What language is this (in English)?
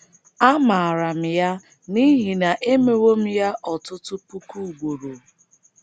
Igbo